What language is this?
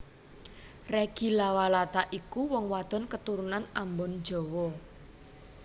Javanese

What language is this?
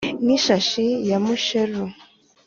Kinyarwanda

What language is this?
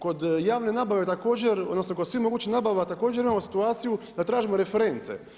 Croatian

